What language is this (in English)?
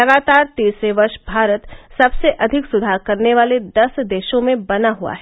Hindi